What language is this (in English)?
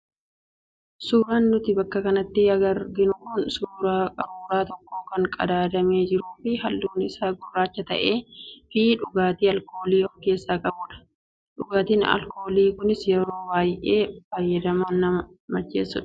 Oromo